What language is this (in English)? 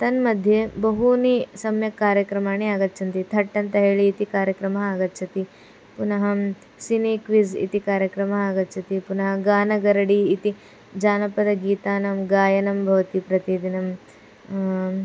Sanskrit